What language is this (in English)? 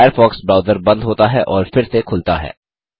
Hindi